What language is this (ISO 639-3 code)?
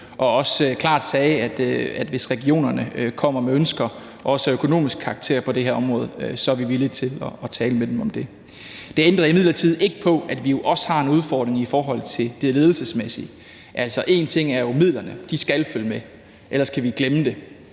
dan